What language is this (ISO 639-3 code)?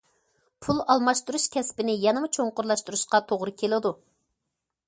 uig